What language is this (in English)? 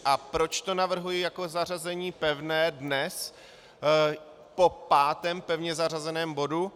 Czech